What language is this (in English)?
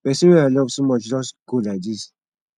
Nigerian Pidgin